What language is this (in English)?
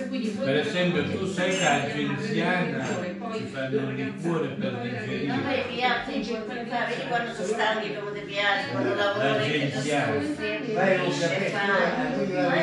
Italian